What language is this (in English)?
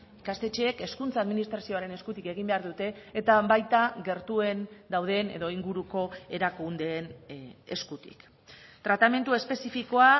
Basque